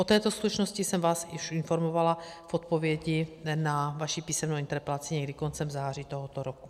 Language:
Czech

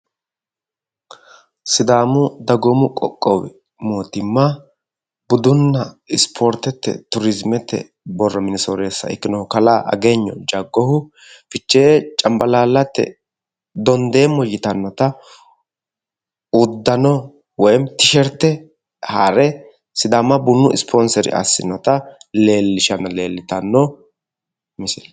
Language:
Sidamo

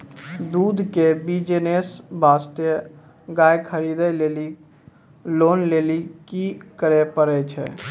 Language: Maithili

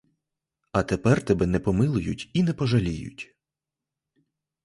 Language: Ukrainian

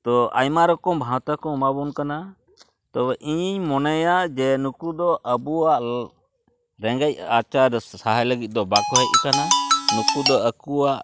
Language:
Santali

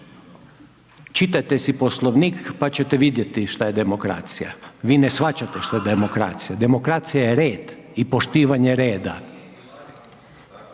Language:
Croatian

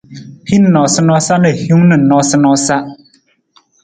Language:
Nawdm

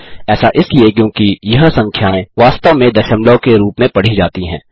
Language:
Hindi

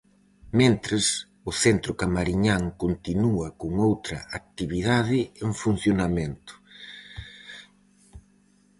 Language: Galician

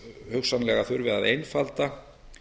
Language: Icelandic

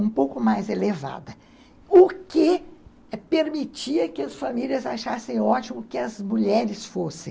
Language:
Portuguese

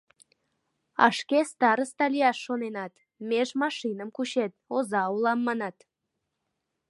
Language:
Mari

